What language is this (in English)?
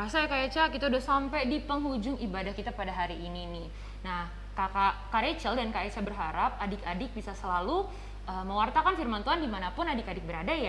Indonesian